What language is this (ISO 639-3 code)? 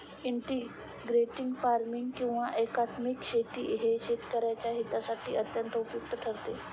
mar